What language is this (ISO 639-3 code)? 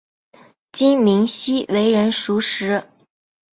zho